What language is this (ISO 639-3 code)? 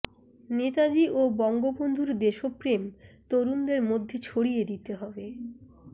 ben